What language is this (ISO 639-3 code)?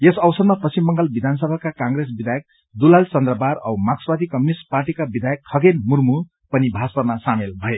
nep